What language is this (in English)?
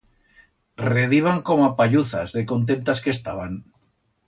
Aragonese